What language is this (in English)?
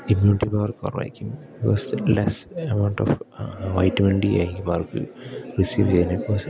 Malayalam